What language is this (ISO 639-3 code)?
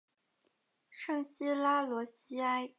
zho